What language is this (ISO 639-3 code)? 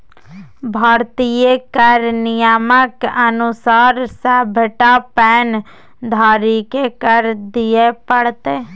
mai